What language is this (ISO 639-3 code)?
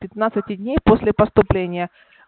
rus